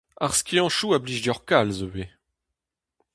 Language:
Breton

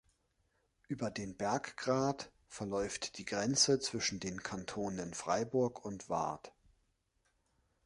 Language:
German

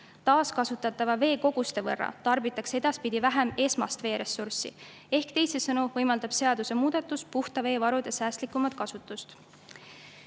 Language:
Estonian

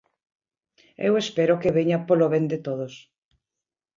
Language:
Galician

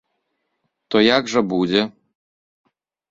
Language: Belarusian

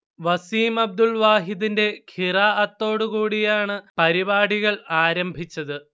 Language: Malayalam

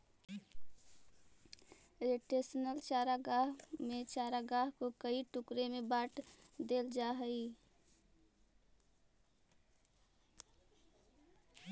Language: Magahi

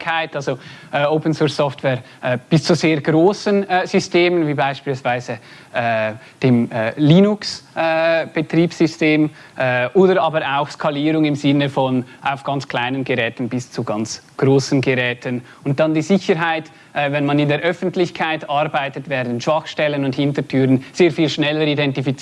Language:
German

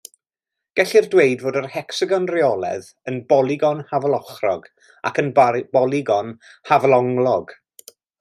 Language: Welsh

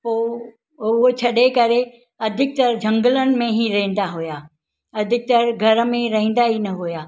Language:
Sindhi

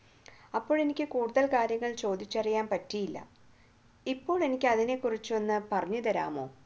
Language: Malayalam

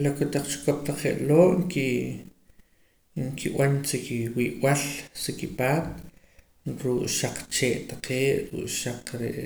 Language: Poqomam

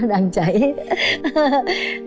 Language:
Vietnamese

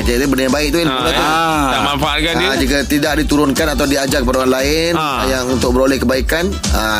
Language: Malay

